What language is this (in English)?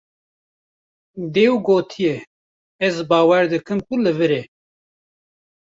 Kurdish